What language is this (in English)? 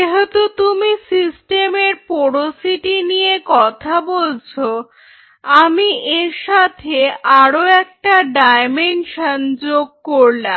Bangla